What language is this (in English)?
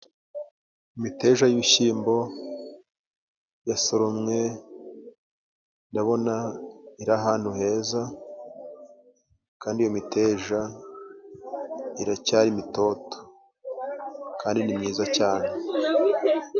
Kinyarwanda